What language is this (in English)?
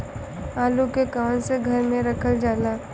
Bhojpuri